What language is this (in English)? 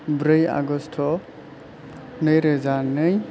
Bodo